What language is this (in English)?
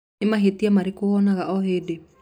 Kikuyu